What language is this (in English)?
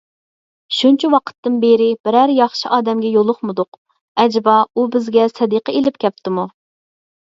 Uyghur